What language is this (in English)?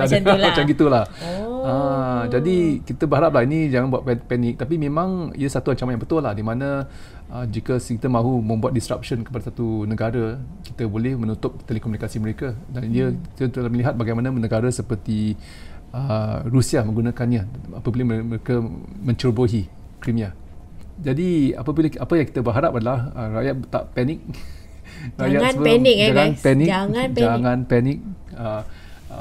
Malay